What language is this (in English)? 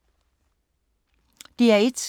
Danish